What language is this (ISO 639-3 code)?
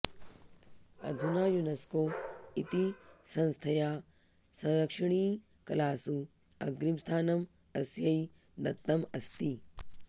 san